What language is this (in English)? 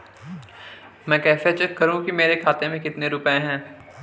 Hindi